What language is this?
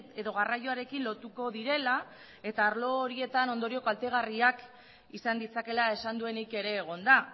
Basque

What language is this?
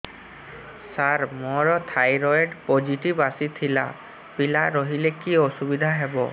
Odia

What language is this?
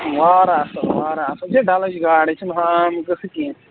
Kashmiri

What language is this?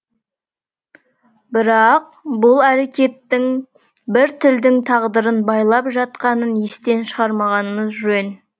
Kazakh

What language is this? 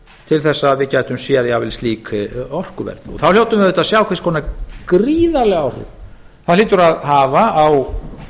Icelandic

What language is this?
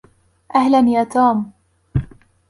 Arabic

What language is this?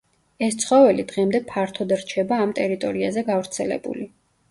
Georgian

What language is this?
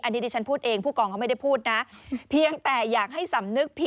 Thai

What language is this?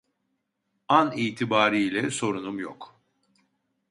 Turkish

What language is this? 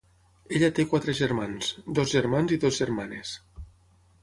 Catalan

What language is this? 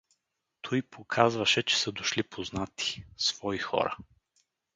Bulgarian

